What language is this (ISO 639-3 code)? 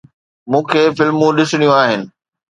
snd